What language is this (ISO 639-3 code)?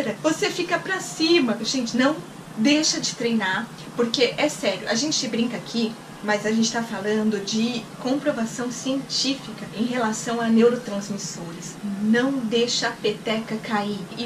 por